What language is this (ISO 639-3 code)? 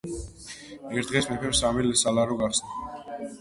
kat